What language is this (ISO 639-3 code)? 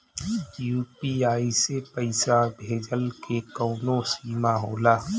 bho